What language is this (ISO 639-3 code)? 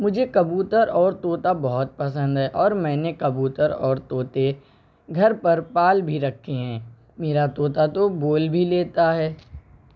urd